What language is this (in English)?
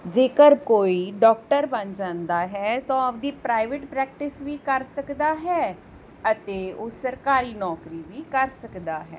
Punjabi